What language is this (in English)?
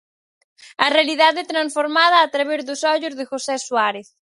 Galician